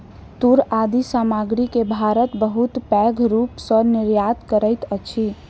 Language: Maithili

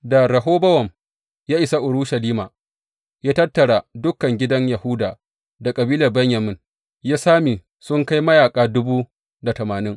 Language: Hausa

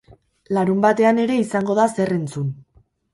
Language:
Basque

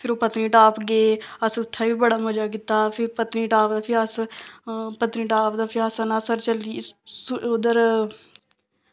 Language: Dogri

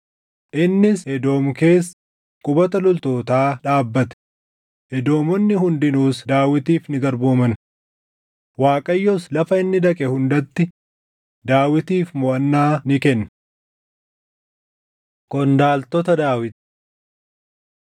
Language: Oromo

